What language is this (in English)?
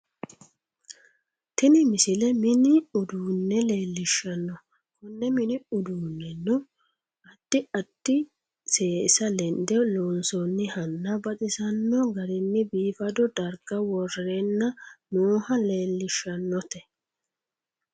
Sidamo